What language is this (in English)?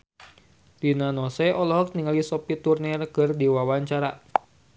Sundanese